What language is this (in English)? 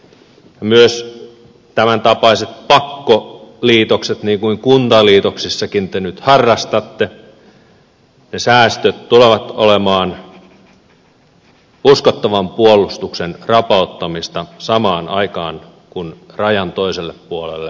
Finnish